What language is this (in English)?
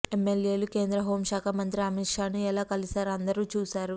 Telugu